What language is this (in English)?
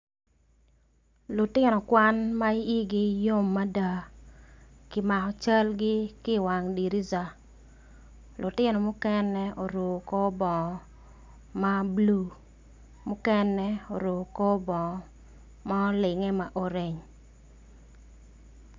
Acoli